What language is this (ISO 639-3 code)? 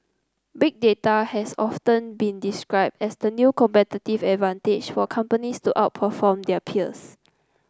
eng